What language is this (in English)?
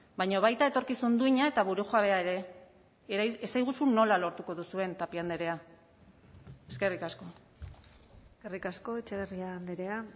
Basque